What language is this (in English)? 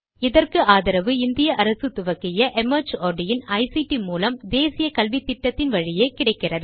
Tamil